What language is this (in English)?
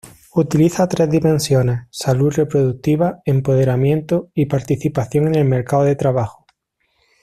Spanish